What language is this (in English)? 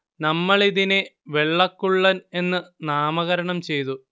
Malayalam